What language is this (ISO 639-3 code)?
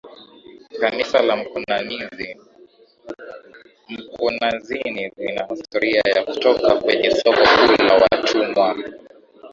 swa